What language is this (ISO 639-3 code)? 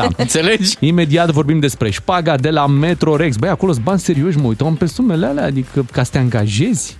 ron